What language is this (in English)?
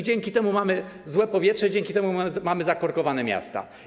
Polish